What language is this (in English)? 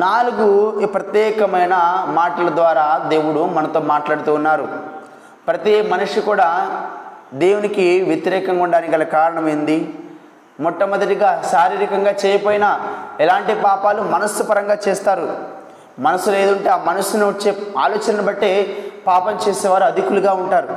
Telugu